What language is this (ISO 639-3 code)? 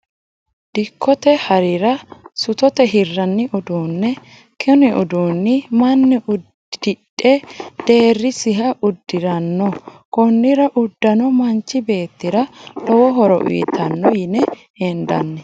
sid